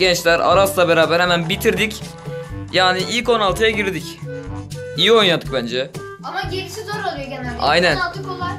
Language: Turkish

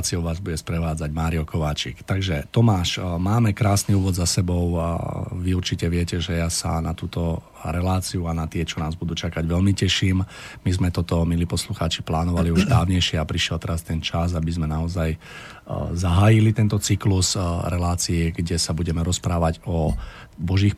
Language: Slovak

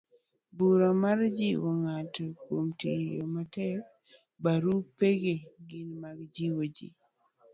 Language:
Luo (Kenya and Tanzania)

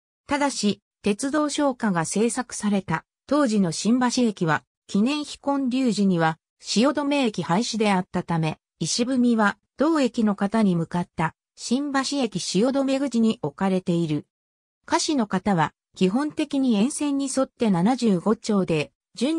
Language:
Japanese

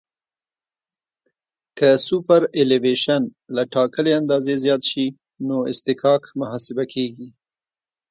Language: Pashto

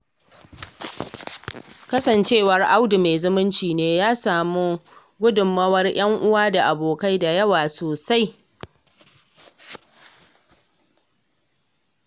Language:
Hausa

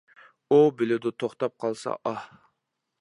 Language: Uyghur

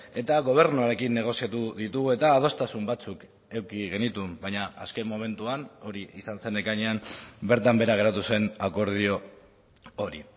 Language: Basque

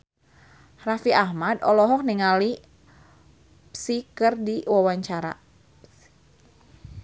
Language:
Sundanese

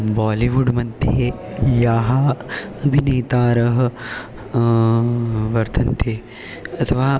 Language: Sanskrit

